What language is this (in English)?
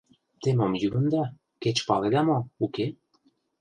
Mari